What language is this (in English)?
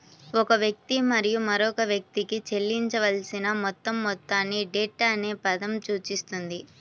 Telugu